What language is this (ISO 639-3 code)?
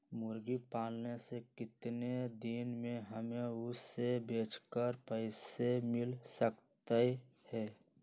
mag